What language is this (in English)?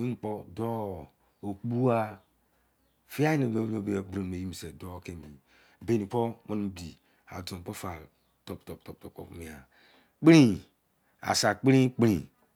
Izon